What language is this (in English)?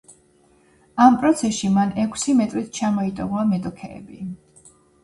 Georgian